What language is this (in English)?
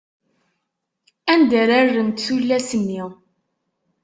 Kabyle